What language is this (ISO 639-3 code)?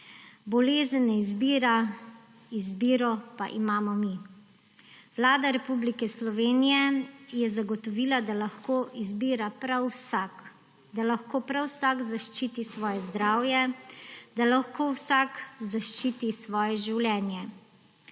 slv